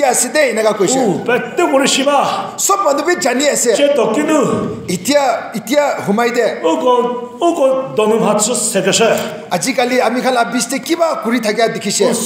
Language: English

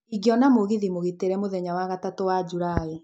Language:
Kikuyu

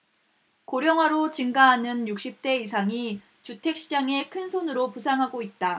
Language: Korean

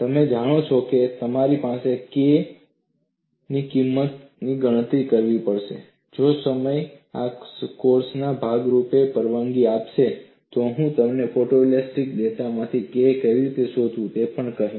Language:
Gujarati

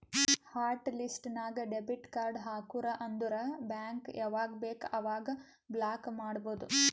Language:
Kannada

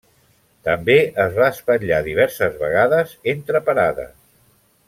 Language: Catalan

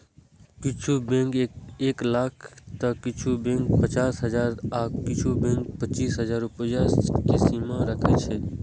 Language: Maithili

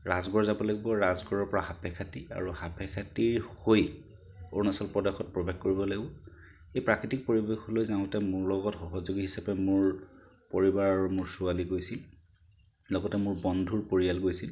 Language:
Assamese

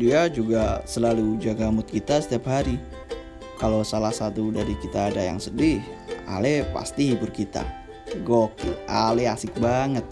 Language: Indonesian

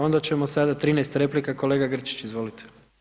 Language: Croatian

